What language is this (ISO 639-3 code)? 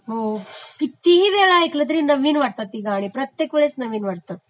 mar